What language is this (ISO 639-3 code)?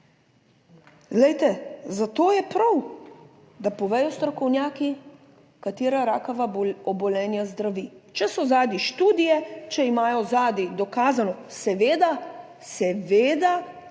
slv